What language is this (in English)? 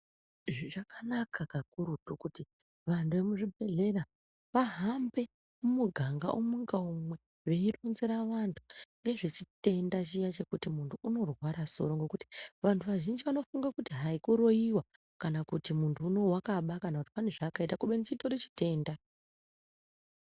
Ndau